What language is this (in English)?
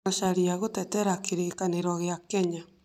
Kikuyu